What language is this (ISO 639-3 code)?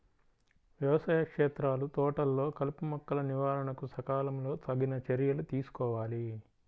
tel